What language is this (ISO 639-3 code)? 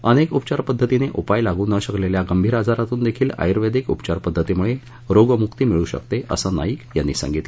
mar